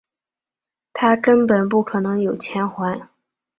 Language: Chinese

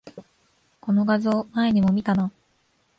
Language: Japanese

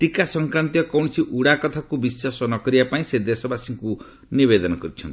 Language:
Odia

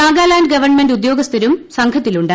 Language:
Malayalam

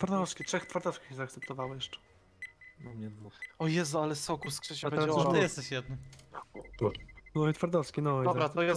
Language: Polish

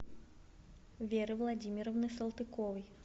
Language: Russian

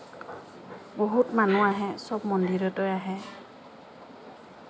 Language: Assamese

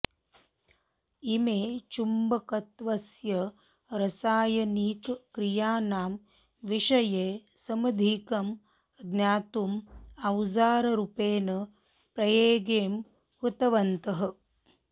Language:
Sanskrit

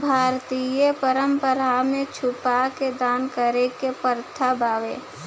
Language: Bhojpuri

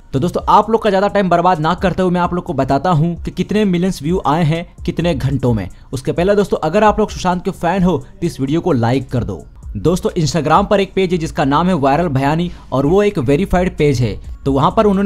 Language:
Hindi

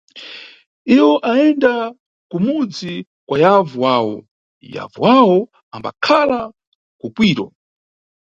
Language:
Nyungwe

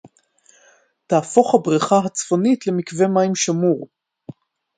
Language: Hebrew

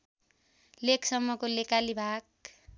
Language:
Nepali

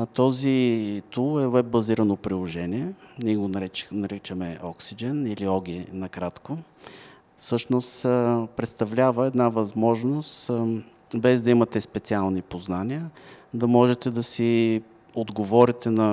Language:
Bulgarian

